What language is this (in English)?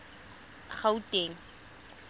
Tswana